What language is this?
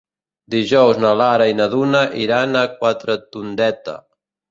Catalan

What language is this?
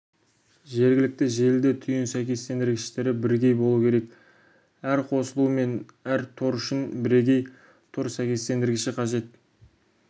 Kazakh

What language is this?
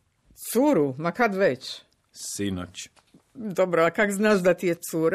Croatian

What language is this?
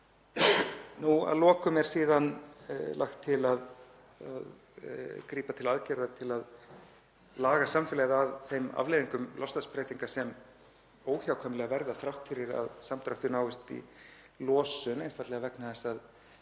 Icelandic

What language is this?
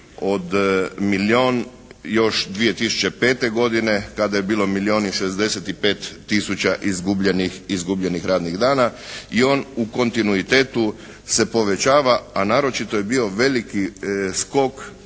Croatian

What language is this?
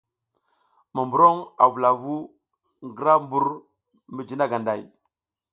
South Giziga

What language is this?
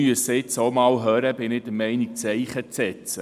Swiss German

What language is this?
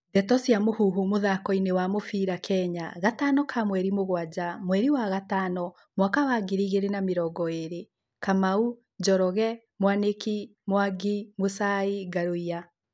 Kikuyu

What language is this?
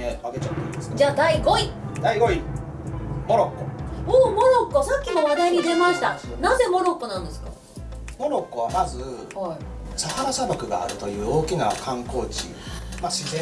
Japanese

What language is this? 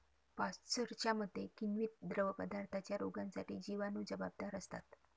Marathi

